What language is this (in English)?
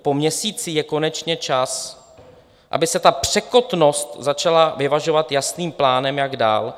Czech